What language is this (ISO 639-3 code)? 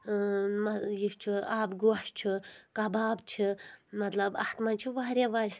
kas